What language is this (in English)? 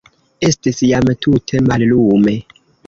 Esperanto